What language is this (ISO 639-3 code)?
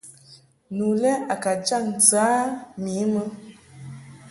mhk